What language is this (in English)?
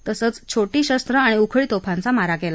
Marathi